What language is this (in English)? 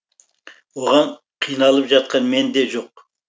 Kazakh